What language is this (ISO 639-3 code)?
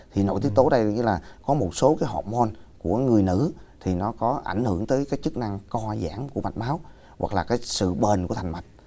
vie